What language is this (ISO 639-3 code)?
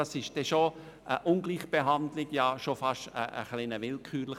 gsw